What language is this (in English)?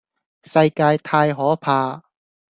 Cantonese